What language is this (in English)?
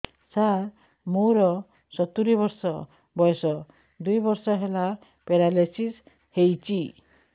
Odia